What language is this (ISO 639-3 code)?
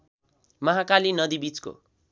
nep